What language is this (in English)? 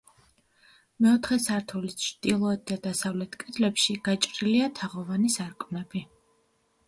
Georgian